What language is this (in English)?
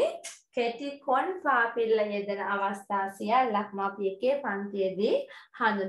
Thai